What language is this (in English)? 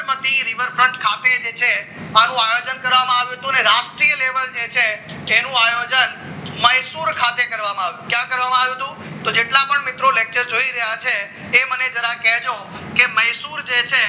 Gujarati